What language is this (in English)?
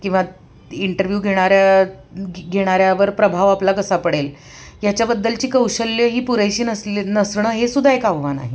Marathi